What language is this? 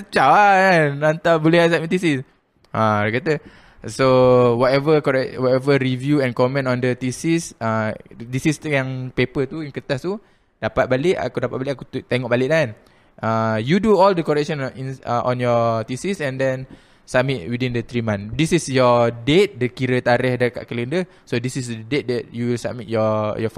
Malay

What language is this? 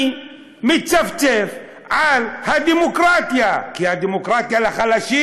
Hebrew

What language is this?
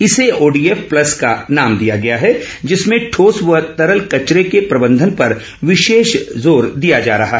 Hindi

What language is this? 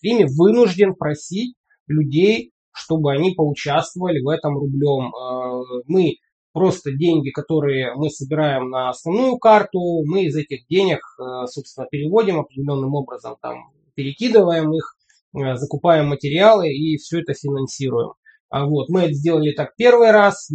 Russian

